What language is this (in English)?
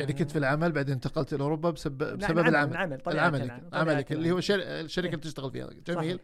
Arabic